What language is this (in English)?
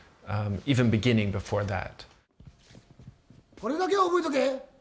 Japanese